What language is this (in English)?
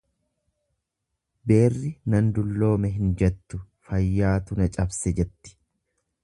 Oromo